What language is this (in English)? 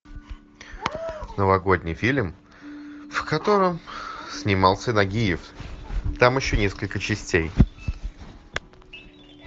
Russian